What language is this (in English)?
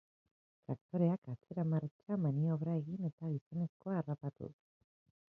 Basque